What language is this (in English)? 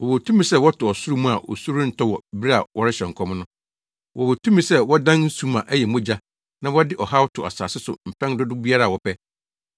Akan